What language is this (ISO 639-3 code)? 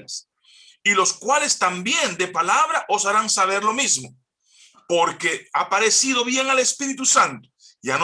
spa